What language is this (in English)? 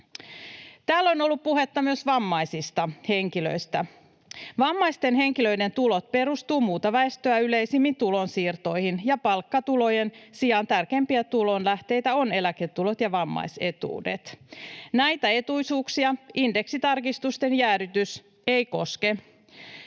Finnish